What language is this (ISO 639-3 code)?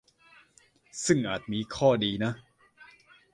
tha